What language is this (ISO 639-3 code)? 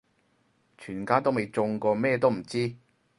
yue